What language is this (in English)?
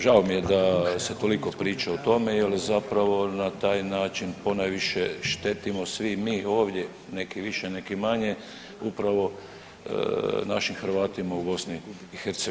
Croatian